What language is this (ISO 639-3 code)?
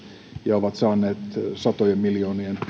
fin